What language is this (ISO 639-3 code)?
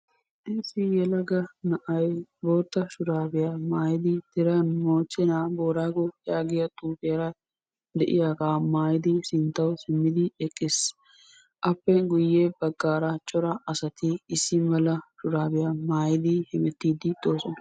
wal